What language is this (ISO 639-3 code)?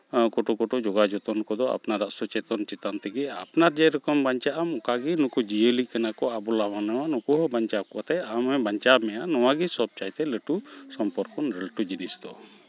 sat